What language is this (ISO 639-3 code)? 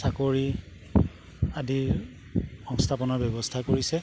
asm